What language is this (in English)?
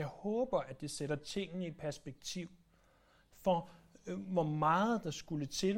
Danish